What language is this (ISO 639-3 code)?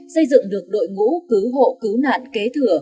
vie